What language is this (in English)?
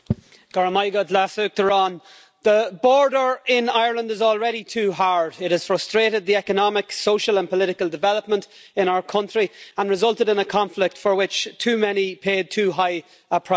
English